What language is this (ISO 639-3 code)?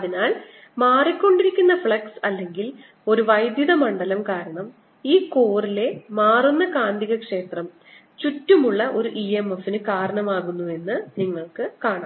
mal